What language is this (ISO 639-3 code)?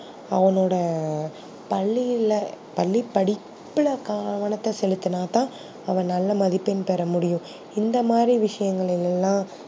tam